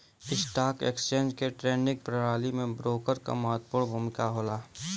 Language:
Bhojpuri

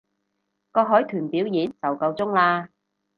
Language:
Cantonese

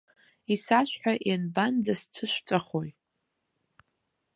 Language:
Abkhazian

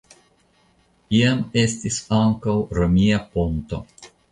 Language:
Esperanto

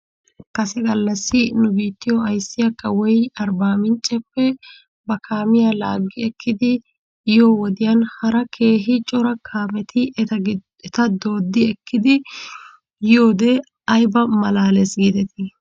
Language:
Wolaytta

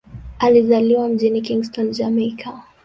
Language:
Swahili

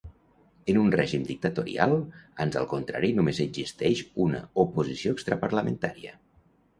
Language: Catalan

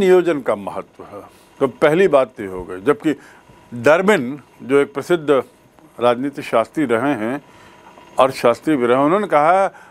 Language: Hindi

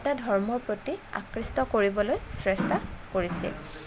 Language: Assamese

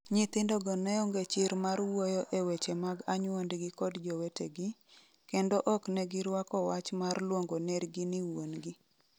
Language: Luo (Kenya and Tanzania)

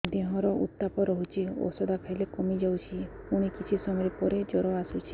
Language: Odia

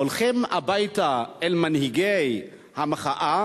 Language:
Hebrew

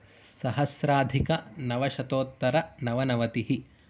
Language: Sanskrit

